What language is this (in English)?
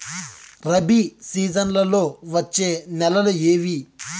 Telugu